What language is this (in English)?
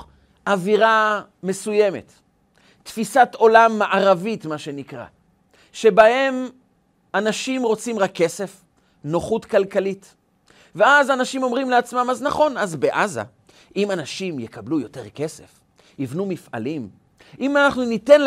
Hebrew